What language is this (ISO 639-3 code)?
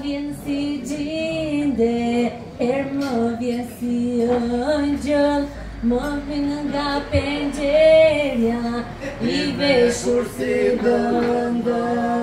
ron